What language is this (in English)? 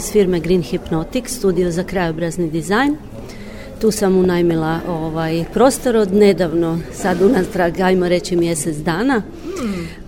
Croatian